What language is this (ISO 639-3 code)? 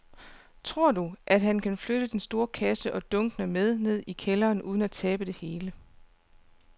dan